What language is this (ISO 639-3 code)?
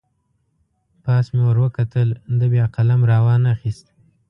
pus